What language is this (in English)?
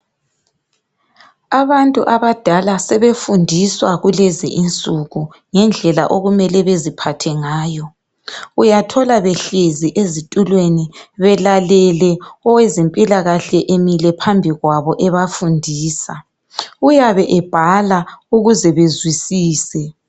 North Ndebele